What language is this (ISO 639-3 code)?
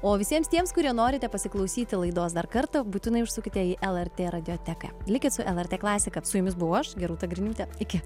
lit